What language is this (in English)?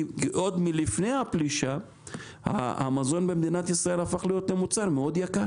Hebrew